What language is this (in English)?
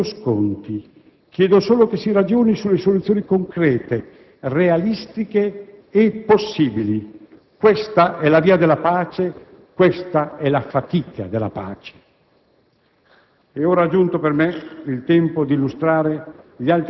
Italian